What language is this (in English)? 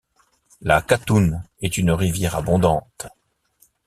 French